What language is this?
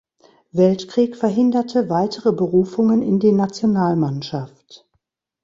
German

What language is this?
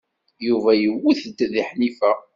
Kabyle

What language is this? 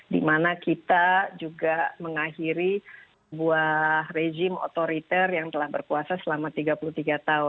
Indonesian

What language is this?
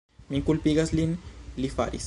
Esperanto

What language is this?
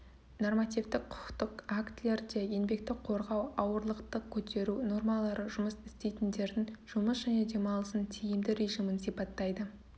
Kazakh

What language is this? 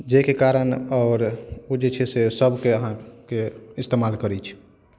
Maithili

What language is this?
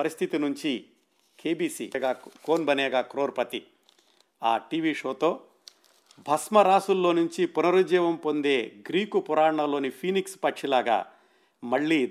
Telugu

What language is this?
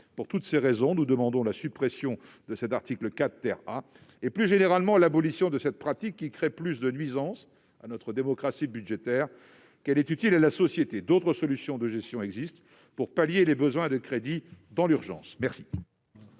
French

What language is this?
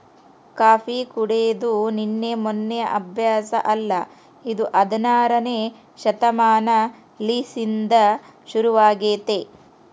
Kannada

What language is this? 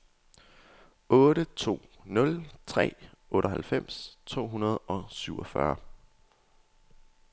Danish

